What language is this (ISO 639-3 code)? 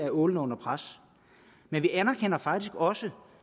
dan